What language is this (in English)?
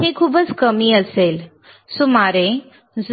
Marathi